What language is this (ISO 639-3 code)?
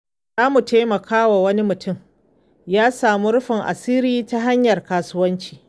hau